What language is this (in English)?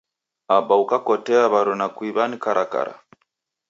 Taita